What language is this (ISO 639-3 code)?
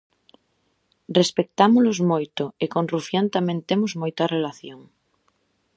glg